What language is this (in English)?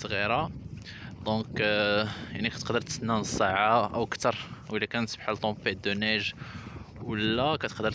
Arabic